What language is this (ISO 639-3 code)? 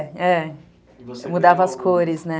por